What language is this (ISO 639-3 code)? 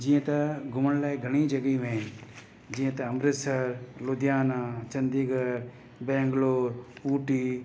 snd